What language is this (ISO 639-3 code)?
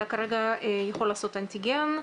heb